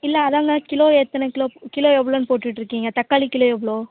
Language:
Tamil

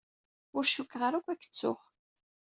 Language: Kabyle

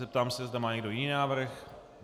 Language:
Czech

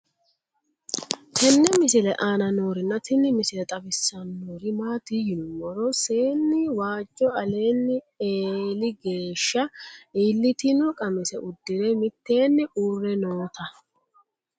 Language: Sidamo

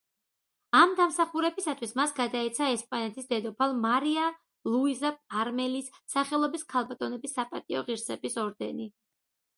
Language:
Georgian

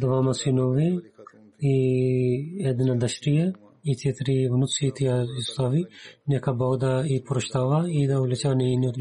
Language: Bulgarian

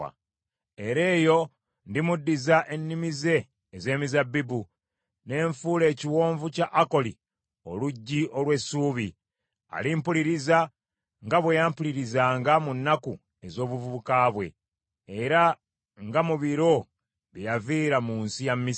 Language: Ganda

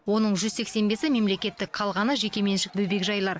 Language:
Kazakh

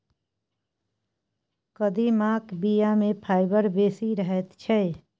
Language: Maithili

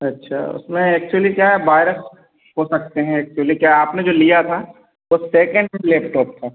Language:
Hindi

